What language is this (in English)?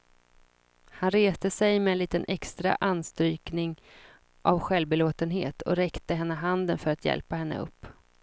Swedish